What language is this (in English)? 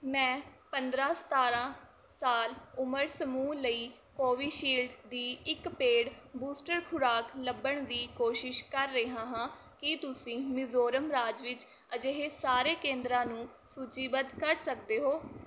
Punjabi